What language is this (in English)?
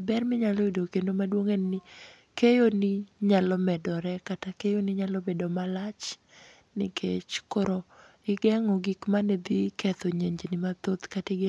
Luo (Kenya and Tanzania)